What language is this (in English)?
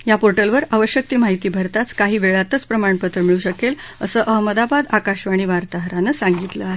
Marathi